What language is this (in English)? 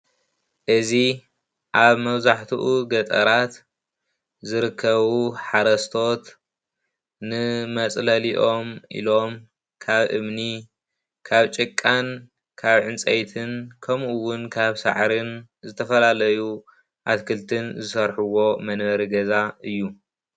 Tigrinya